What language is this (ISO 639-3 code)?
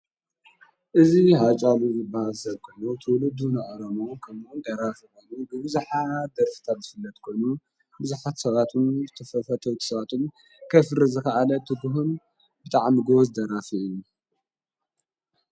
tir